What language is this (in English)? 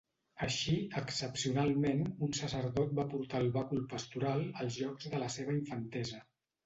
Catalan